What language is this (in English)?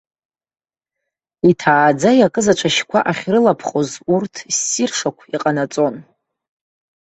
Abkhazian